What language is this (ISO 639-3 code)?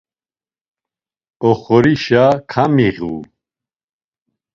lzz